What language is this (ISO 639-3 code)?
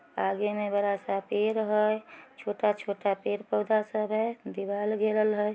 mag